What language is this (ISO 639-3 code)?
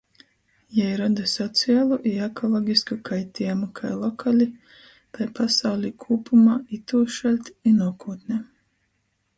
ltg